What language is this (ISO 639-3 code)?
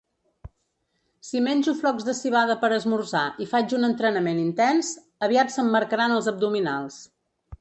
cat